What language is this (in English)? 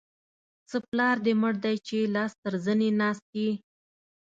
Pashto